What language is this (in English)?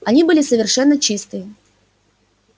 Russian